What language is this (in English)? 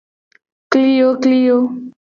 Gen